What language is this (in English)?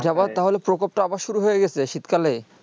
Bangla